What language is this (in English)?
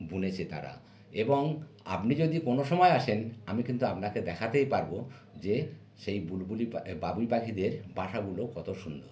Bangla